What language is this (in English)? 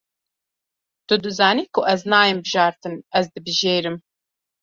Kurdish